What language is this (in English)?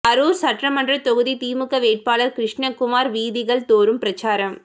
Tamil